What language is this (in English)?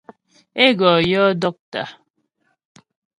Ghomala